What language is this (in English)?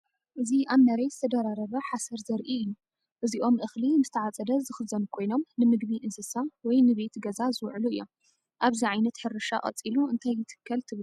Tigrinya